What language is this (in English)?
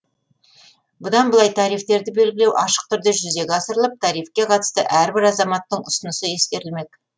Kazakh